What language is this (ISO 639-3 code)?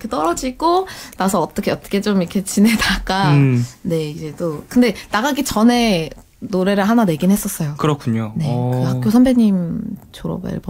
kor